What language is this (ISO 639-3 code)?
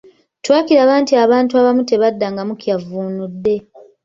lug